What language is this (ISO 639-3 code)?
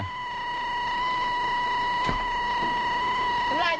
tha